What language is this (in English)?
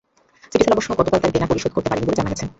Bangla